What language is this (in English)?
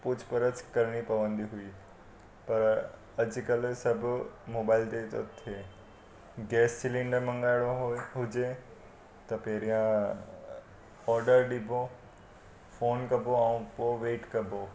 Sindhi